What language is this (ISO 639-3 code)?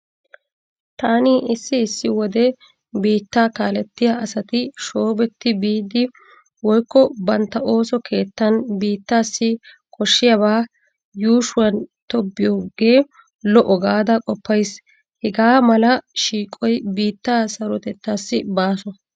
wal